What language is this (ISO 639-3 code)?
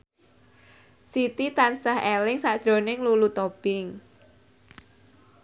jav